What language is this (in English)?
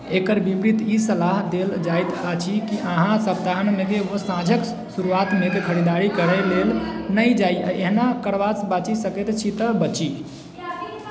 Maithili